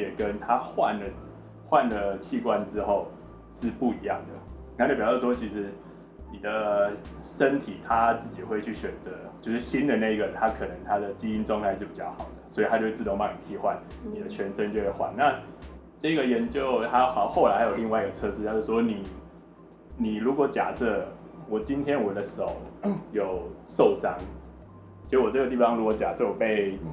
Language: Chinese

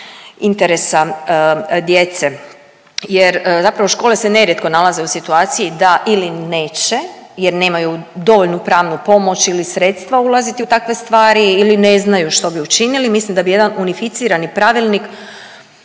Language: Croatian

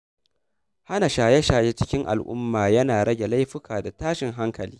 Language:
Hausa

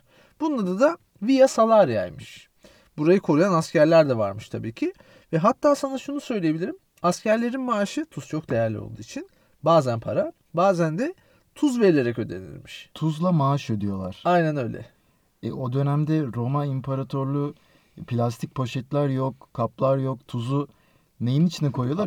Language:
Turkish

